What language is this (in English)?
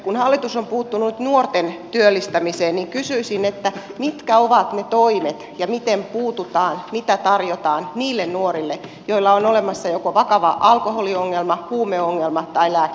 Finnish